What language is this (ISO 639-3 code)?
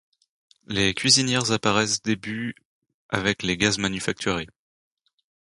fra